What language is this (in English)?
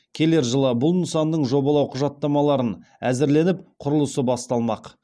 Kazakh